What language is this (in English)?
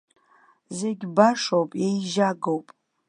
Abkhazian